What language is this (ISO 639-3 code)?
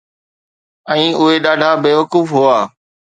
snd